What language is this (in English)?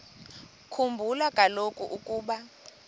Xhosa